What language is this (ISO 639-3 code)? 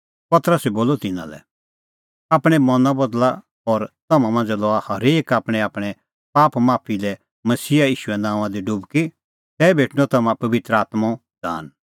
kfx